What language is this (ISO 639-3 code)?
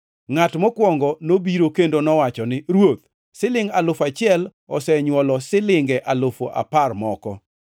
luo